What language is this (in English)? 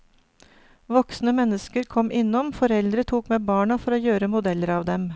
Norwegian